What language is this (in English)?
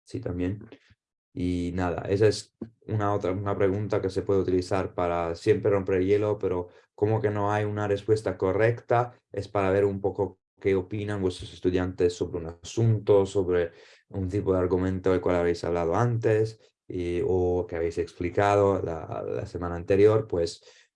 Spanish